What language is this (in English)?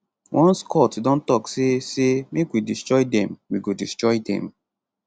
Nigerian Pidgin